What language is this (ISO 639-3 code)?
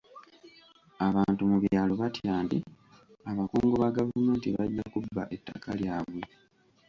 lug